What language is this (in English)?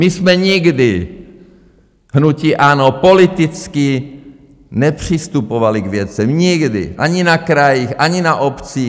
Czech